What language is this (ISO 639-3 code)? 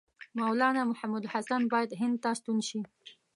pus